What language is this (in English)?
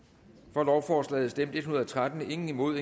Danish